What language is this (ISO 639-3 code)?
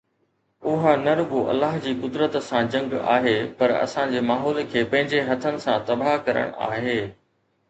snd